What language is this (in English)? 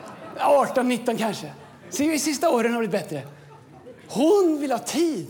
Swedish